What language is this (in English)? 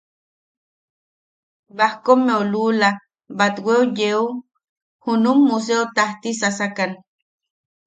Yaqui